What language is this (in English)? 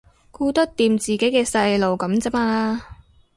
Cantonese